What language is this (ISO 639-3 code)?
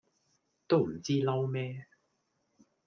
yue